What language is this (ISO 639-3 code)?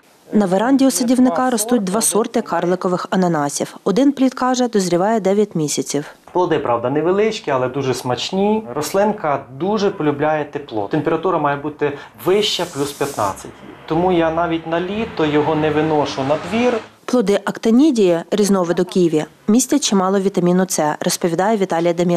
ukr